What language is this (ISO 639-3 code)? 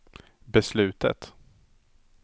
swe